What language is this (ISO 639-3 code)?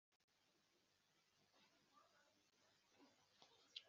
kin